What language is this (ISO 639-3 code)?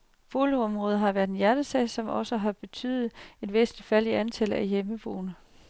dan